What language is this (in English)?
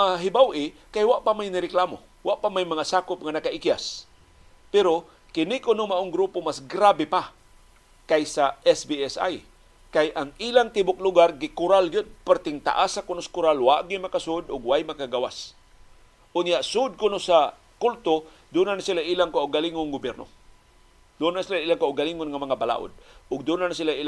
Filipino